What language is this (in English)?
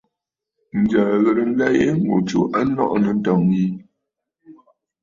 Bafut